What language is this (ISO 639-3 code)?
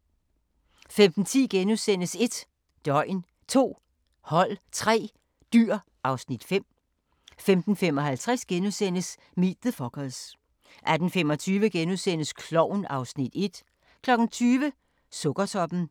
dan